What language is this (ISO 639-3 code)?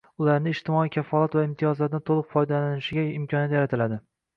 uzb